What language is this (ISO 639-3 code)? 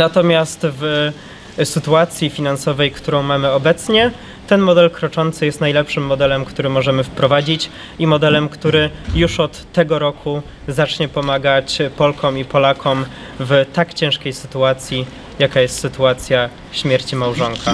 pol